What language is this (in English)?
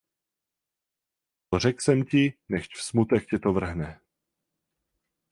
Czech